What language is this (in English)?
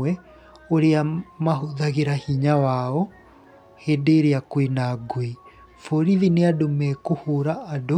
Kikuyu